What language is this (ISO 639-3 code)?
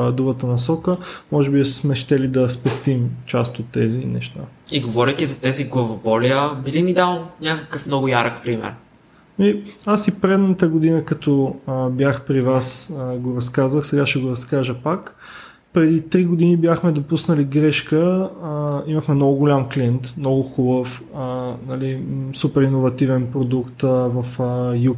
bul